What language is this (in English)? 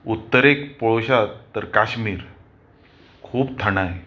Konkani